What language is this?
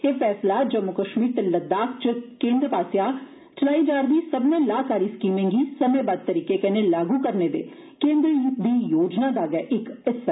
Dogri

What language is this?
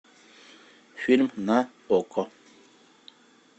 Russian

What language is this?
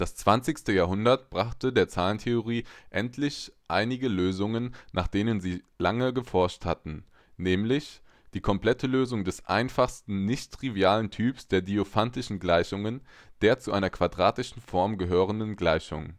German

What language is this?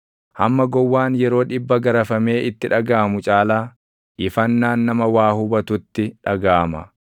Oromo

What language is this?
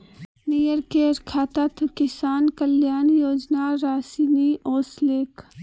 Magahi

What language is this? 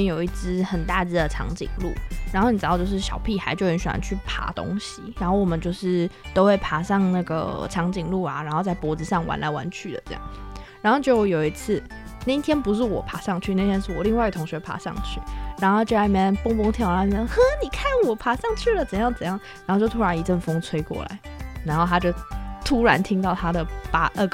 Chinese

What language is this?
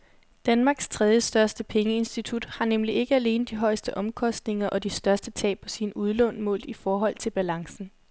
Danish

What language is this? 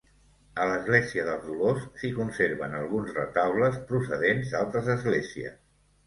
Catalan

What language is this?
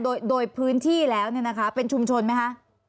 Thai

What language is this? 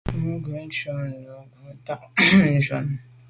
Medumba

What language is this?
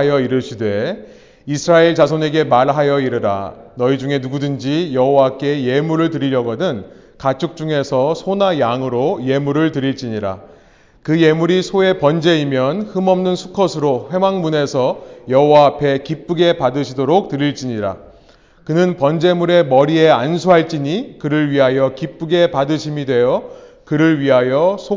Korean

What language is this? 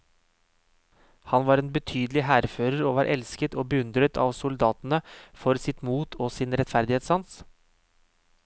Norwegian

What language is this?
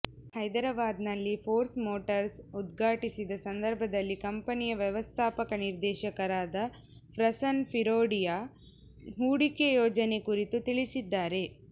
Kannada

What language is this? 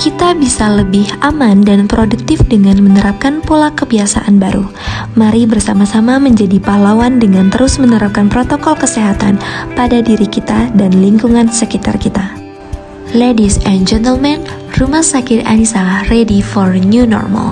Indonesian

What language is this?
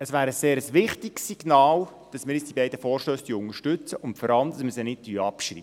Swiss German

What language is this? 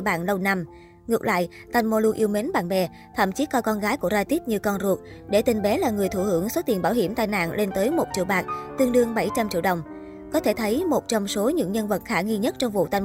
Vietnamese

